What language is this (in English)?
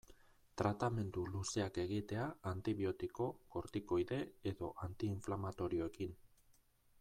Basque